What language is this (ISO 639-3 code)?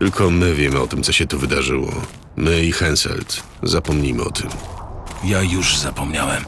pol